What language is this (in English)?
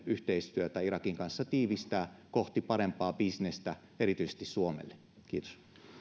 Finnish